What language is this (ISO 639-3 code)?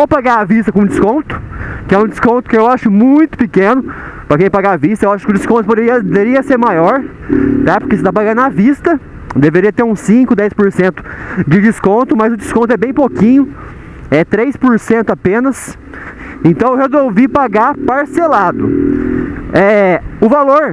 por